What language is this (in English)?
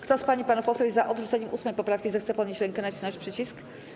Polish